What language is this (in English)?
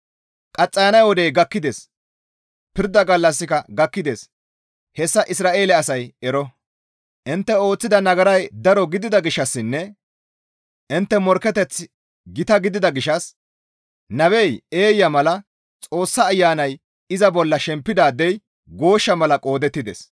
Gamo